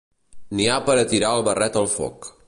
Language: Catalan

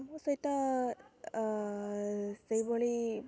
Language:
Odia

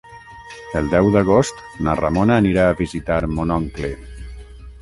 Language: Catalan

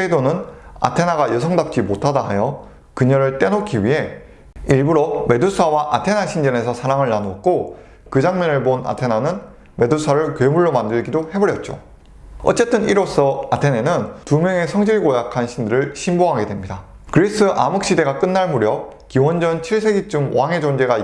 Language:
Korean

